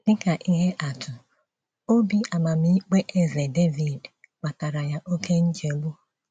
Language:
Igbo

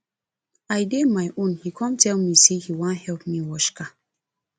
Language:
Nigerian Pidgin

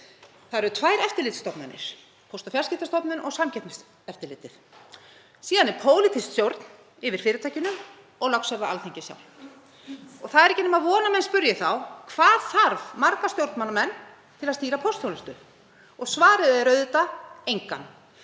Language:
Icelandic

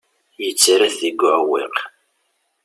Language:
Kabyle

